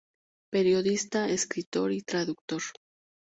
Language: Spanish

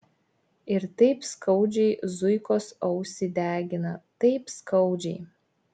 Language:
Lithuanian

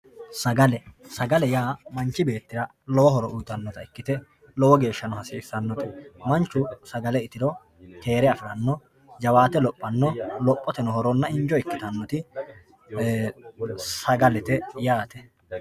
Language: Sidamo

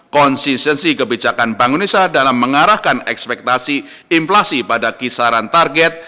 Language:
Indonesian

